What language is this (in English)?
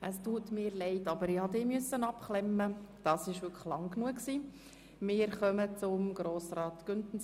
Swiss German